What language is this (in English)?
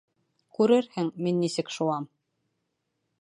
Bashkir